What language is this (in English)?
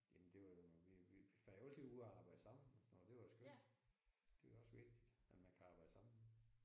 Danish